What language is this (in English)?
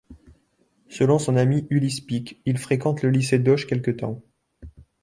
French